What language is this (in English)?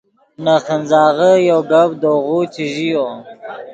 Yidgha